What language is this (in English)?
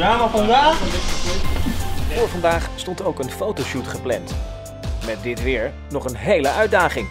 Dutch